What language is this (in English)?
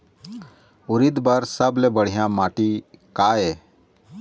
Chhattisgarhi